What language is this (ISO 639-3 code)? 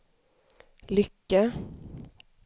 swe